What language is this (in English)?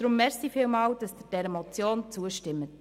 Swiss German